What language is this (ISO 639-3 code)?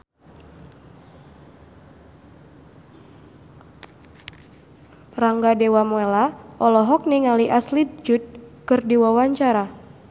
sun